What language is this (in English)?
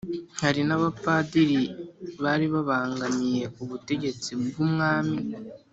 Kinyarwanda